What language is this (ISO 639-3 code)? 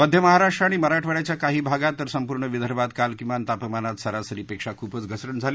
mar